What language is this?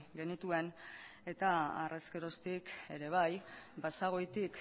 Basque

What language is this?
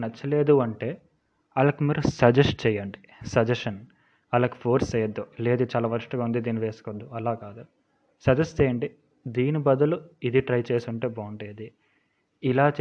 Telugu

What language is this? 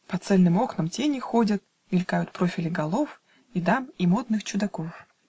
Russian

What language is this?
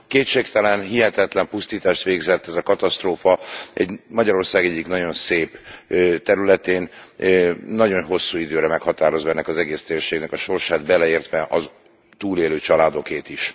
Hungarian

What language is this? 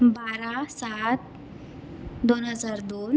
Marathi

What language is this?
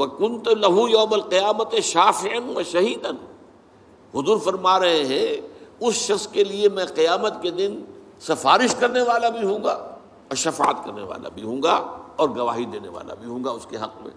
Urdu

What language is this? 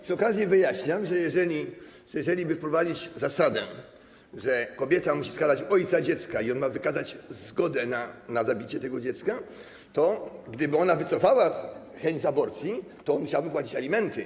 Polish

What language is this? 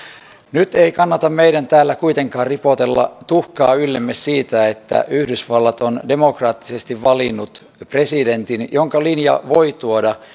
Finnish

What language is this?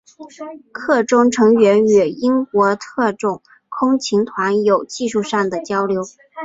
Chinese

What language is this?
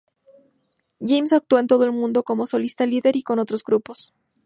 Spanish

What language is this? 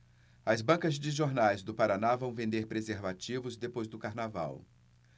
Portuguese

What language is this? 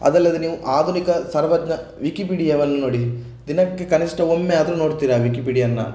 Kannada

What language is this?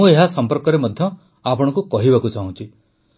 Odia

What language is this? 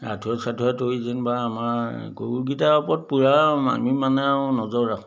Assamese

